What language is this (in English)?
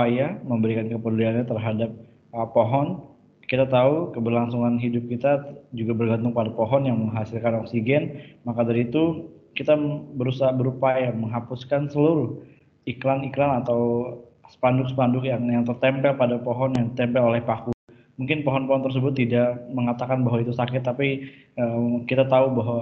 Indonesian